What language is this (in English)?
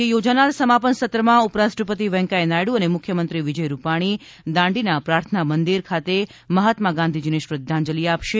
Gujarati